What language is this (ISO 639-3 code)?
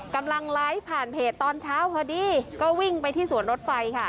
tha